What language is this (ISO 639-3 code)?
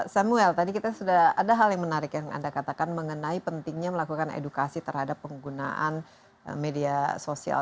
ind